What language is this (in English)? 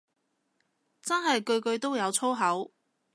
Cantonese